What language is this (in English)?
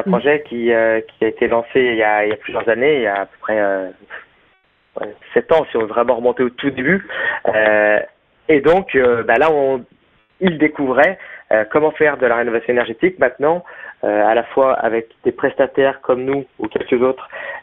French